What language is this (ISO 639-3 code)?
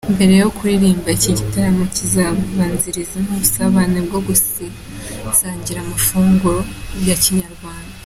kin